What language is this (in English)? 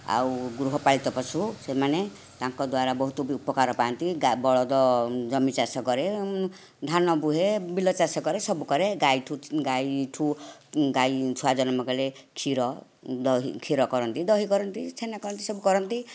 Odia